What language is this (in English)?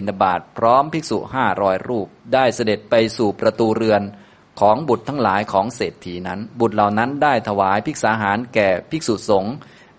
Thai